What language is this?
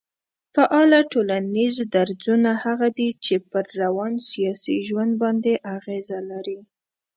Pashto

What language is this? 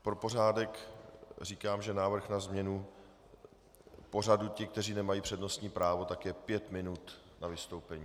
Czech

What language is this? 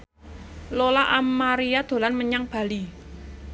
Javanese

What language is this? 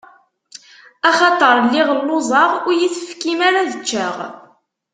Kabyle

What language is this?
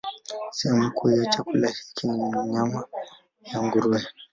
Swahili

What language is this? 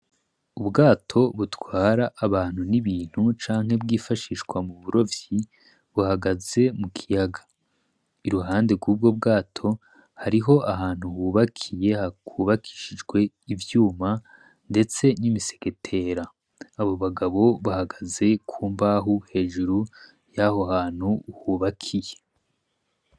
Rundi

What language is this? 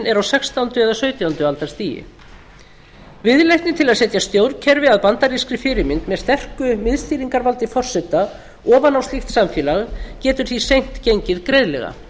Icelandic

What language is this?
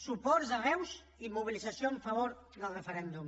Catalan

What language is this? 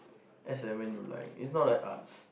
English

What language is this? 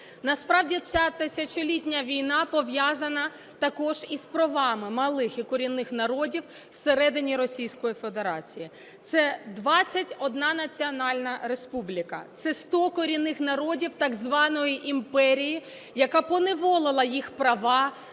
Ukrainian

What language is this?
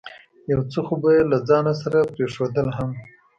Pashto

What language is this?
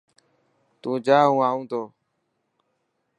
Dhatki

